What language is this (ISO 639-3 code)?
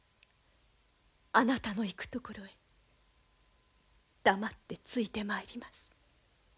jpn